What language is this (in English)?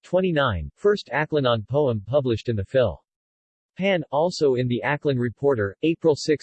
English